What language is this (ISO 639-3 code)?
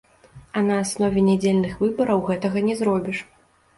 bel